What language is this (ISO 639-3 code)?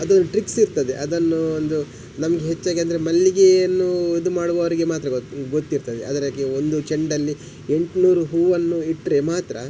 kan